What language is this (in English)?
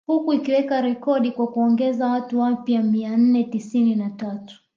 Swahili